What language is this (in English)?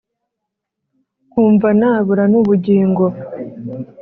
Kinyarwanda